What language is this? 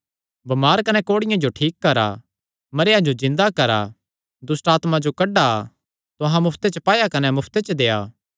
Kangri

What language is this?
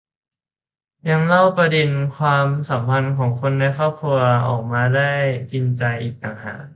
Thai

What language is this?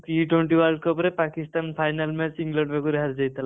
Odia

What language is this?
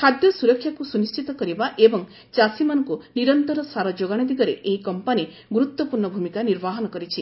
Odia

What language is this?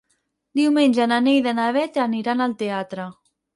Catalan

